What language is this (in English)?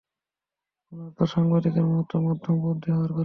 Bangla